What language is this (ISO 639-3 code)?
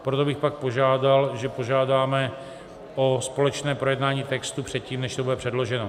ces